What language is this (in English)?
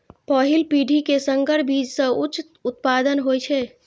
Maithili